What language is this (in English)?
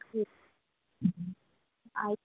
Hindi